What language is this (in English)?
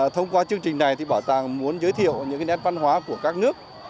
Vietnamese